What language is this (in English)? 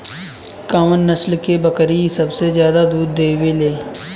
Bhojpuri